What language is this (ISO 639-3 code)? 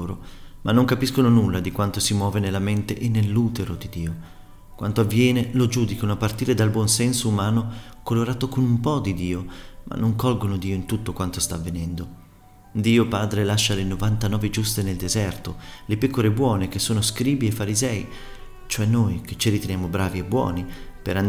ita